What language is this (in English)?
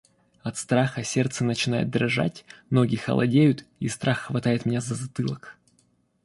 Russian